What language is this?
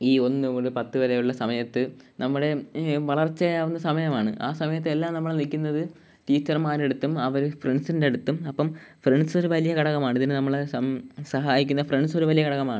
Malayalam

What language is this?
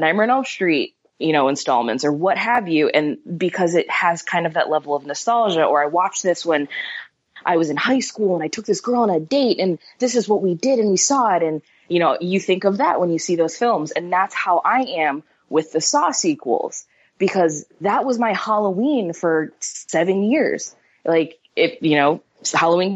English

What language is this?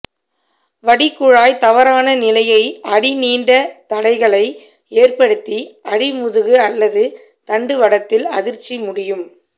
Tamil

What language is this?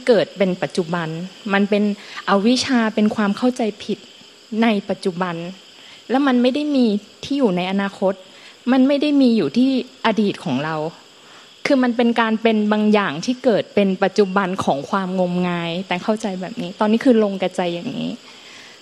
Thai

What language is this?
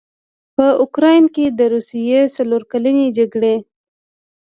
Pashto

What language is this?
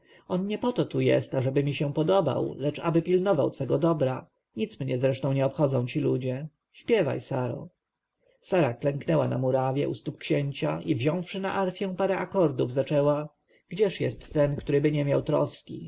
Polish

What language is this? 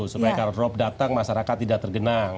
Indonesian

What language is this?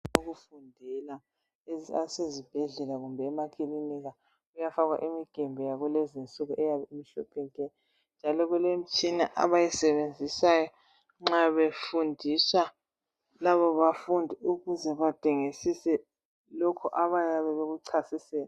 North Ndebele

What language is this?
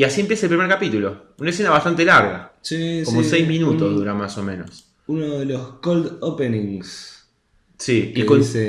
Spanish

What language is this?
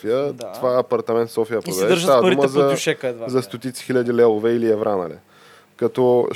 Bulgarian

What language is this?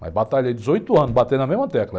Portuguese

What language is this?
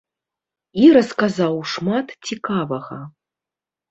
Belarusian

